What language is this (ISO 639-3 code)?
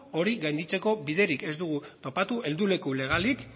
eus